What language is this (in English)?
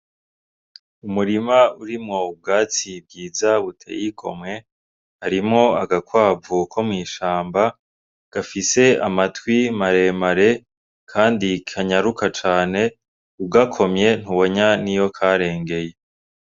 Rundi